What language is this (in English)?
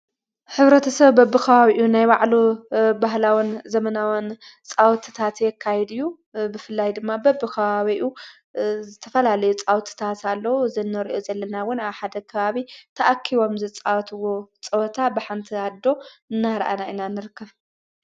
Tigrinya